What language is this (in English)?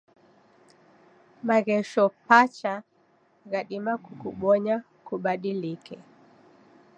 Taita